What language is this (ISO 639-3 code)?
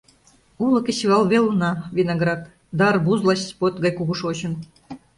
chm